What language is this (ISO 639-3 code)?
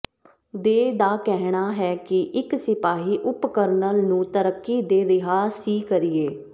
pan